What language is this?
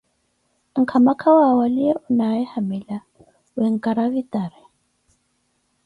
Koti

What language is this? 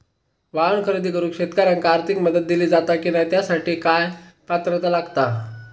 Marathi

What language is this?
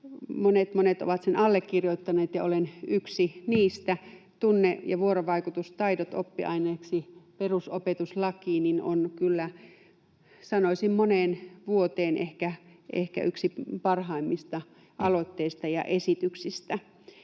Finnish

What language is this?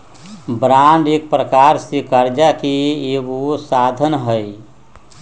Magahi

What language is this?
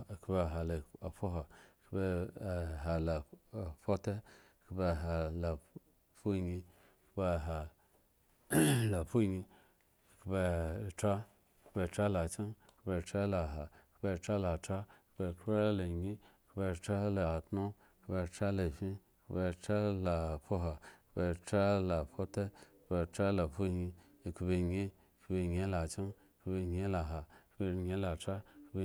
Eggon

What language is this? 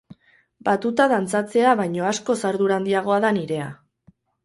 Basque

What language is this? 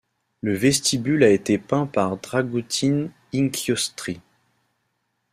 French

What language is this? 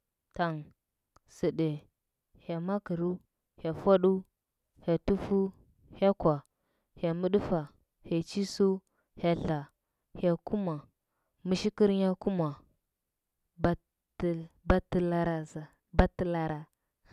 Huba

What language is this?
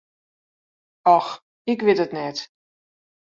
Western Frisian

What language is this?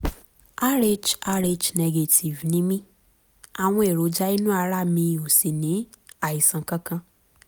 Yoruba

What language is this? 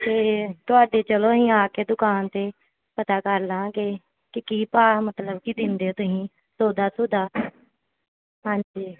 Punjabi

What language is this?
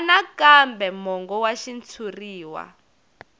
Tsonga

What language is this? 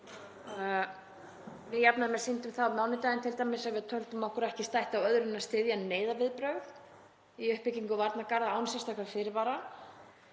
Icelandic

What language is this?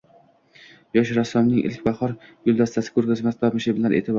Uzbek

